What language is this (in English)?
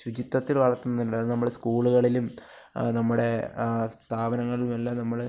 Malayalam